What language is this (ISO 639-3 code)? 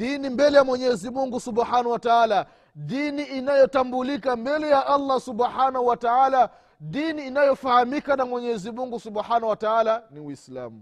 swa